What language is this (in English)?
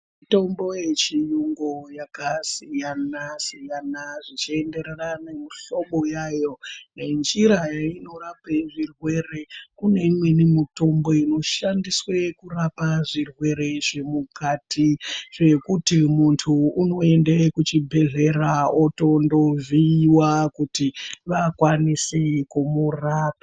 Ndau